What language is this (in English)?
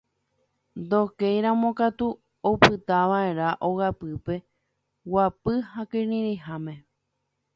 Guarani